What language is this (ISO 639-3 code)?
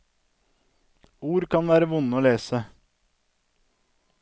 nor